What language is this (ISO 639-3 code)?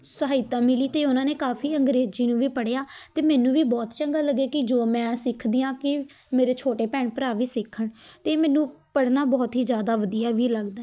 pan